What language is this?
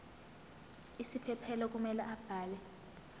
Zulu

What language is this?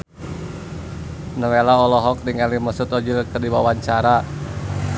Sundanese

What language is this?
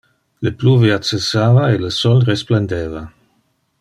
Interlingua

